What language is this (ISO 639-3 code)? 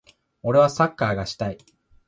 jpn